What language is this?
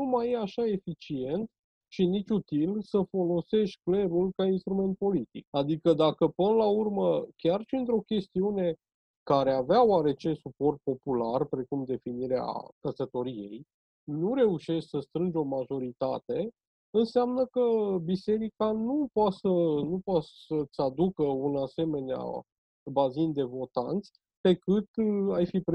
Romanian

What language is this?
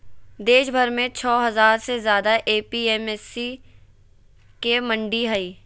Magahi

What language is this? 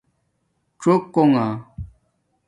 Domaaki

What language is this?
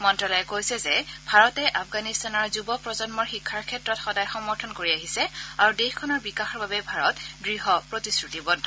Assamese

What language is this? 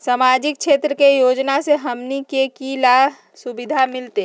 Magahi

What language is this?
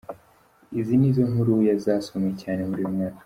Kinyarwanda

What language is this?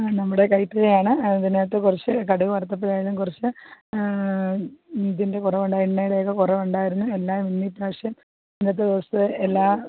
Malayalam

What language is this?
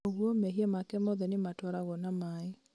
Kikuyu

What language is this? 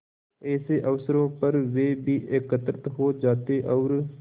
Hindi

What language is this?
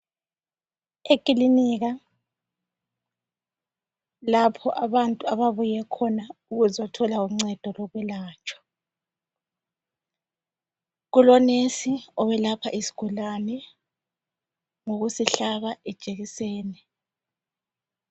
North Ndebele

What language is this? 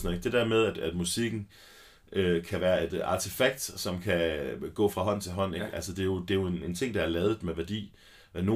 Danish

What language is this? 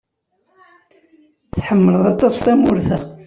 Kabyle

